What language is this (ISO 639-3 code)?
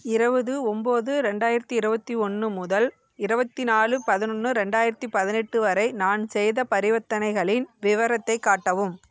tam